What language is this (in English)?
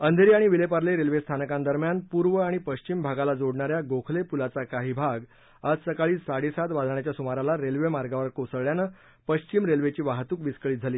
Marathi